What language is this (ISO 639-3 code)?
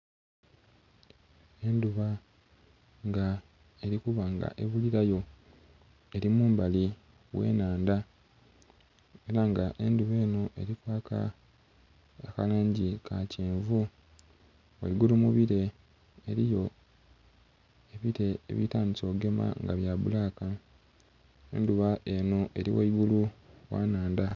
xog